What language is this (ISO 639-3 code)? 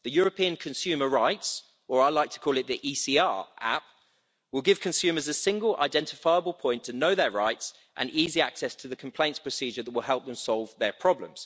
eng